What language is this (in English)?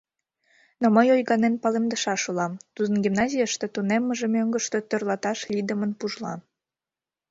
Mari